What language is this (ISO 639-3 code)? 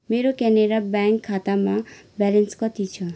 nep